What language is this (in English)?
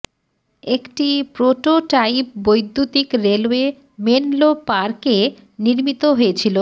Bangla